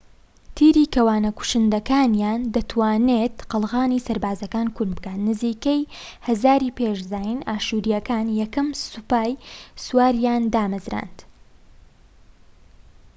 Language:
Central Kurdish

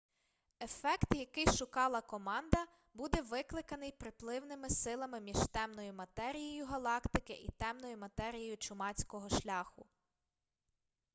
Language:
Ukrainian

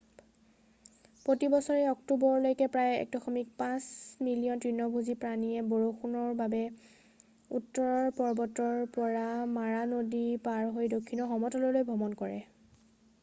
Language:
Assamese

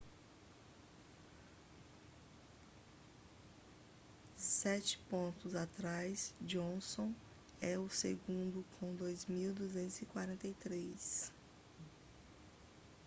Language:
Portuguese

